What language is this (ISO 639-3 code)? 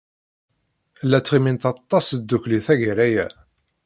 kab